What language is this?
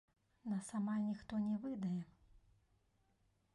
Belarusian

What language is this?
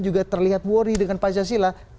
Indonesian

